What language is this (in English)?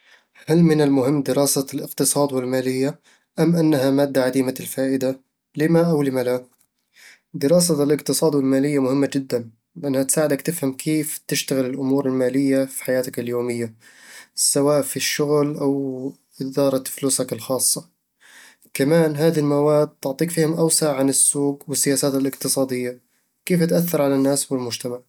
Eastern Egyptian Bedawi Arabic